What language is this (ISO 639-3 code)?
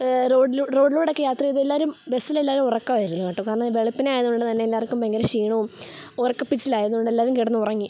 mal